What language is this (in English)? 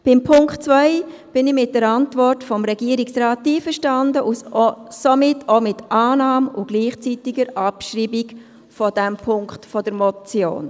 Swiss German